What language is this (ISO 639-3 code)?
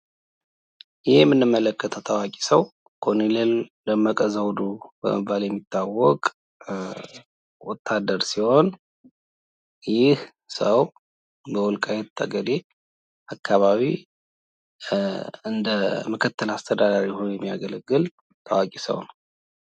amh